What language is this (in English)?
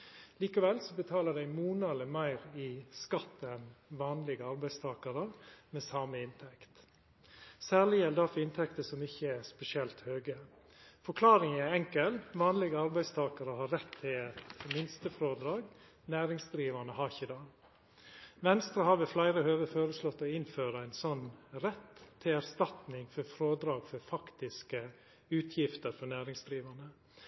Norwegian Nynorsk